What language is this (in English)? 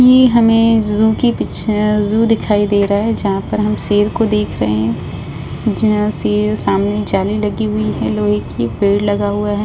Hindi